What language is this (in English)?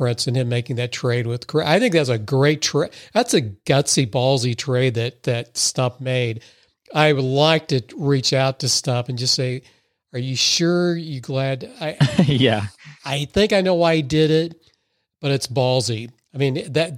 English